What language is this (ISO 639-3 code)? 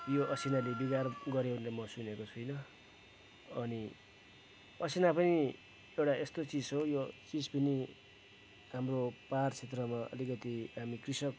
nep